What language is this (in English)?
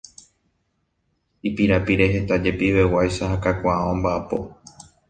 Guarani